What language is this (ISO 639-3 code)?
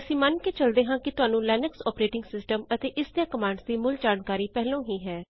pan